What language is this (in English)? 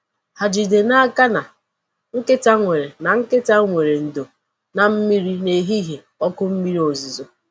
Igbo